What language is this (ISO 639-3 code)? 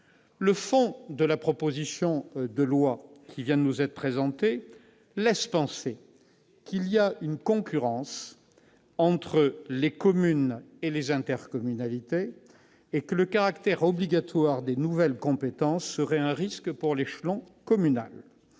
fra